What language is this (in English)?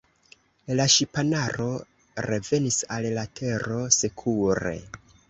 Esperanto